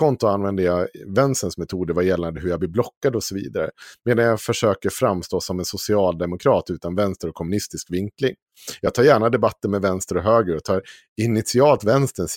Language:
Swedish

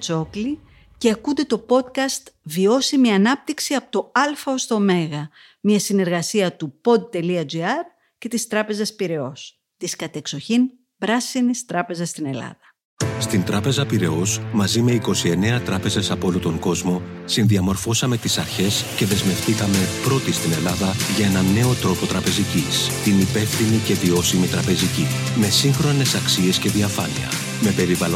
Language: Greek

